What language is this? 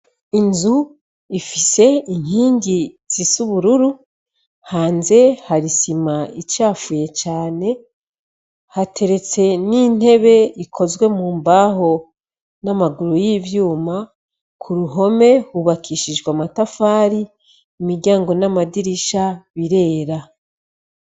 Rundi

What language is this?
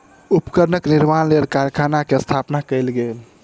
Maithili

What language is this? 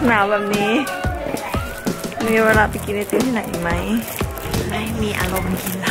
Thai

